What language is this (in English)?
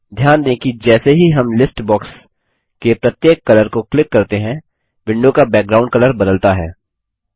Hindi